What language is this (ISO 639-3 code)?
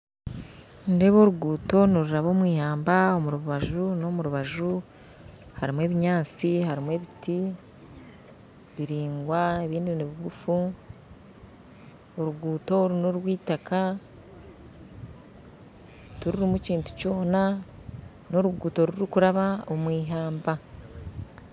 nyn